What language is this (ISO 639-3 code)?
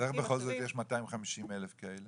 heb